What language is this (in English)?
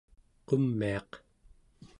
Central Yupik